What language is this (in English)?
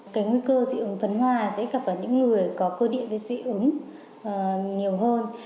Vietnamese